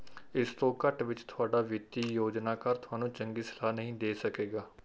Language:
Punjabi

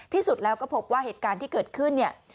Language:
Thai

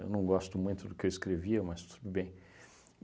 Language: Portuguese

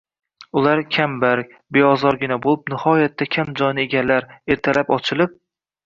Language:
Uzbek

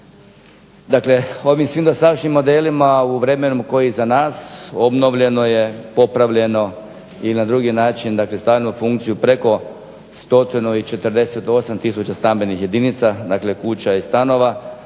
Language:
Croatian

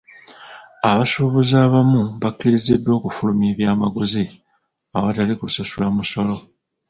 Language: Ganda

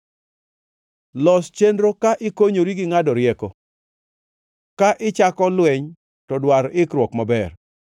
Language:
Luo (Kenya and Tanzania)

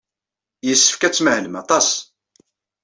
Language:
Kabyle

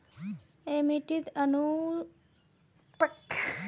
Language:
Magahi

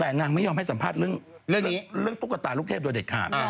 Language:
Thai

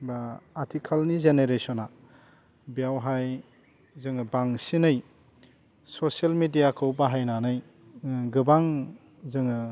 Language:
Bodo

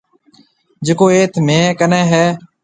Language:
Marwari (Pakistan)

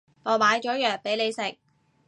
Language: Cantonese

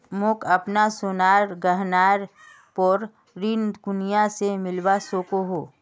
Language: Magahi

